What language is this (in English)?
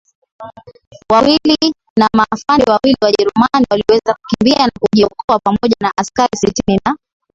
Swahili